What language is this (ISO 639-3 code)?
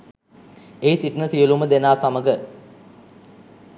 sin